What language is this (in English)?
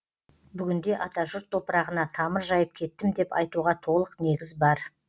Kazakh